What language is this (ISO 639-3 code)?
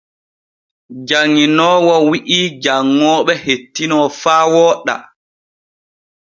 fue